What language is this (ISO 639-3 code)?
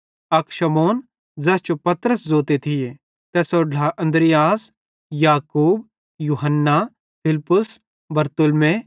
bhd